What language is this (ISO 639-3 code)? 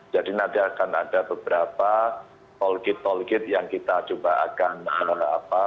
ind